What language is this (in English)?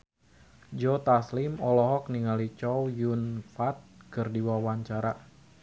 Sundanese